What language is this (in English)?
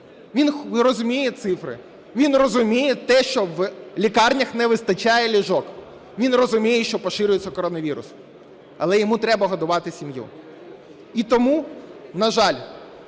Ukrainian